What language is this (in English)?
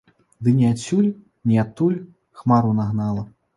Belarusian